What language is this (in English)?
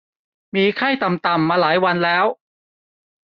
Thai